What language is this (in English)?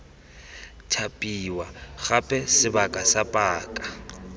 Tswana